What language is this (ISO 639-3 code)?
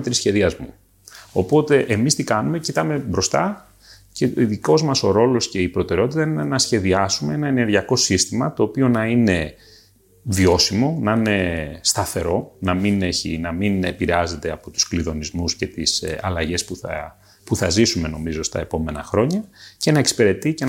ell